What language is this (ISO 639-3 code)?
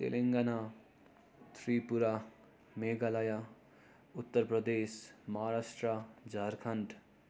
nep